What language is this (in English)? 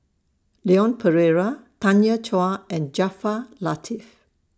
English